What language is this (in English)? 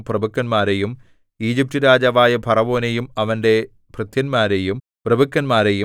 Malayalam